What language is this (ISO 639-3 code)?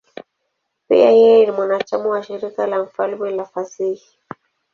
swa